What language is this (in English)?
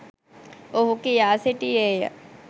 Sinhala